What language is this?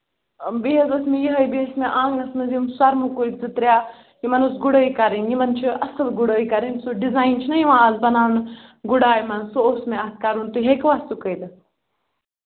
Kashmiri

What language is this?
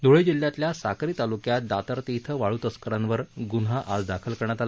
Marathi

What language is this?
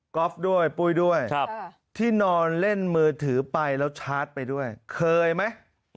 Thai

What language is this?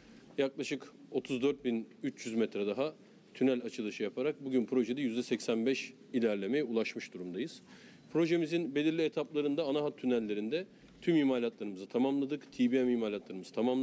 Turkish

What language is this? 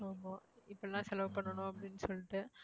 Tamil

